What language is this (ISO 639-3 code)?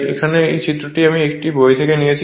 ben